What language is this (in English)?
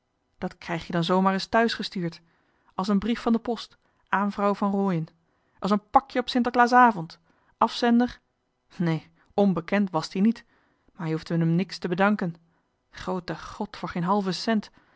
Dutch